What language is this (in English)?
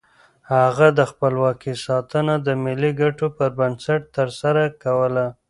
Pashto